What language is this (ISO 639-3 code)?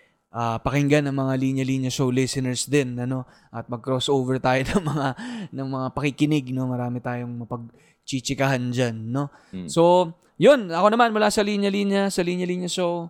fil